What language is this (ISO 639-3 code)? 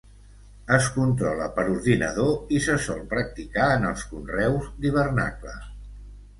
cat